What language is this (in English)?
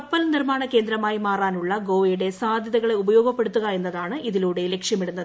Malayalam